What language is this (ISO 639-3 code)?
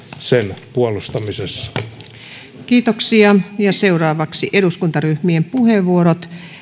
fin